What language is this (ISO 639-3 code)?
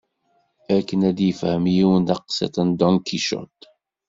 kab